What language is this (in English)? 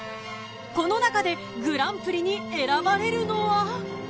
Japanese